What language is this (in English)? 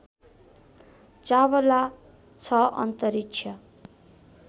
Nepali